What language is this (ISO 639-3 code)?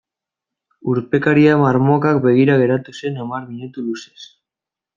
eus